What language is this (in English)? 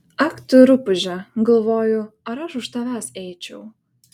Lithuanian